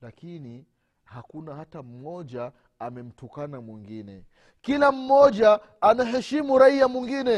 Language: Swahili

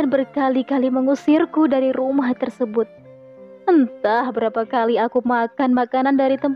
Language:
Indonesian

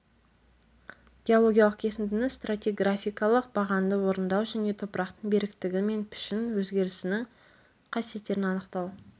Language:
Kazakh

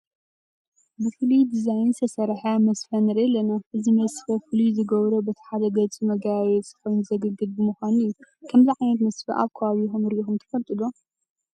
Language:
Tigrinya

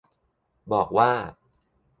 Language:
Thai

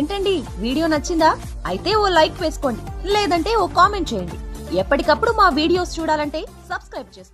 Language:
Telugu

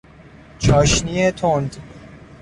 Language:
Persian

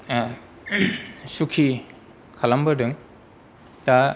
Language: Bodo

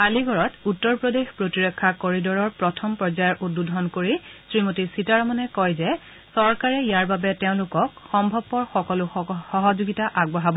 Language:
Assamese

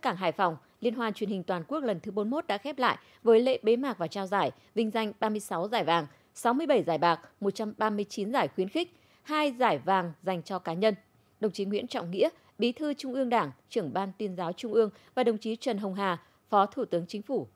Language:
Vietnamese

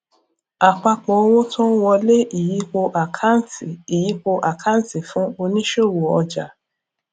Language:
Yoruba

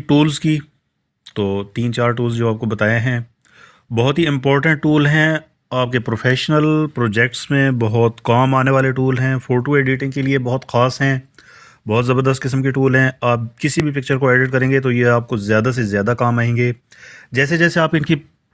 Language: Urdu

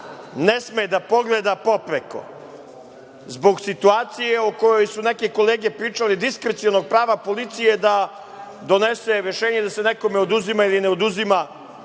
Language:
Serbian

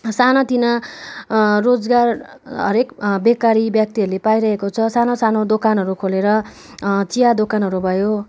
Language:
Nepali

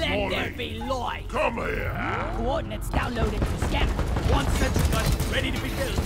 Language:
English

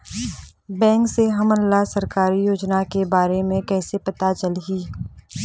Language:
Chhattisgarhi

